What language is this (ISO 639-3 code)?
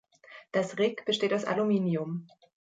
deu